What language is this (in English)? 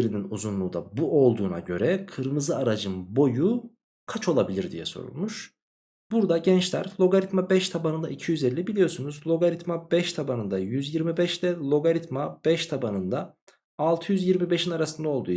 Turkish